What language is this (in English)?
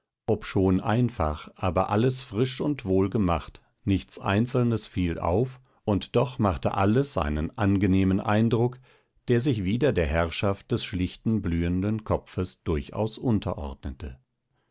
German